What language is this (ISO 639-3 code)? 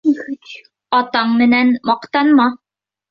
bak